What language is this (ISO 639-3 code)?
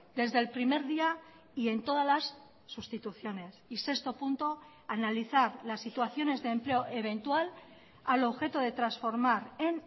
spa